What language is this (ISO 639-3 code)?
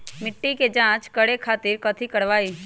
mag